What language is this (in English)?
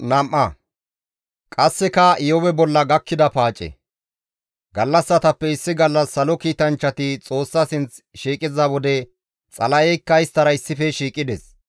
Gamo